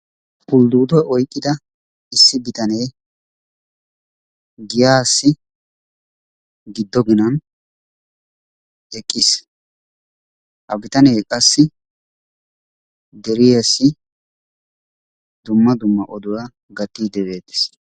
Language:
Wolaytta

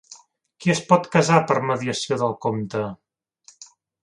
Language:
Catalan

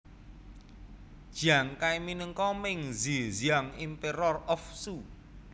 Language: Javanese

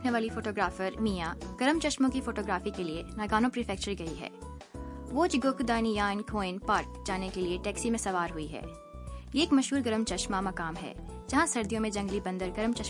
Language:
Urdu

